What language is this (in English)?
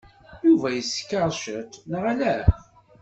Kabyle